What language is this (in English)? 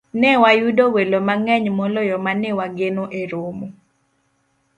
Luo (Kenya and Tanzania)